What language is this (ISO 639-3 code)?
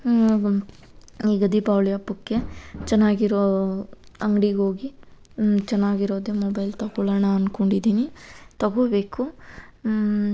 kan